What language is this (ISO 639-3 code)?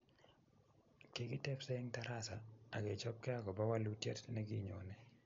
kln